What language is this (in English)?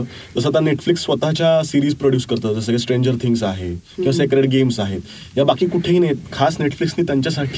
Marathi